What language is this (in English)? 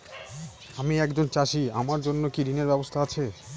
Bangla